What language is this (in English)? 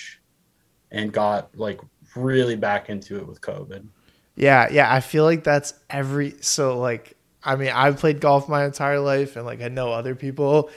English